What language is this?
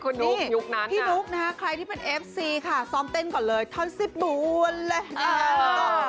Thai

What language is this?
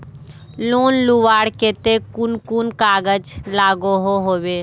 Magahi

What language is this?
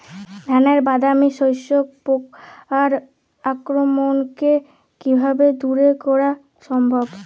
Bangla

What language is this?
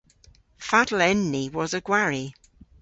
Cornish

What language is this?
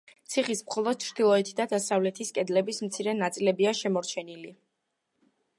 Georgian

